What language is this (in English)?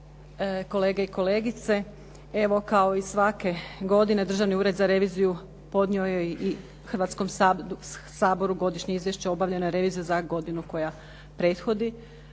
Croatian